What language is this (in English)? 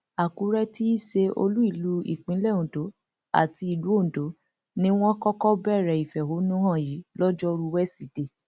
Yoruba